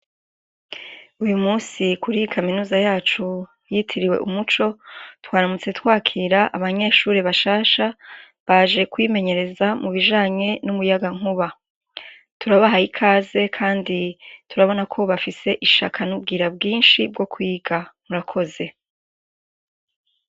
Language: Rundi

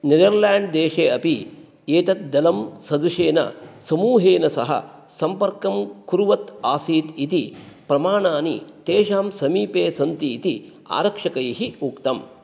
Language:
Sanskrit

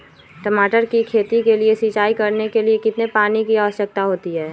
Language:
Magahi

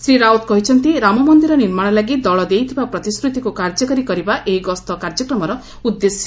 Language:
Odia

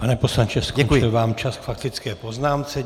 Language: Czech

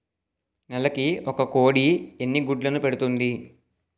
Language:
Telugu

